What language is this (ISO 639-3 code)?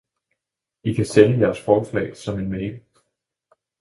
dan